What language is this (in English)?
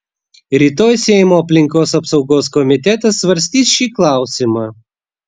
Lithuanian